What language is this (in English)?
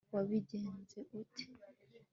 Kinyarwanda